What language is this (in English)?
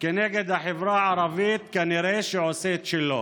Hebrew